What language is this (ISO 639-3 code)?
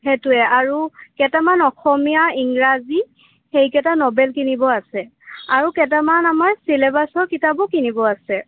asm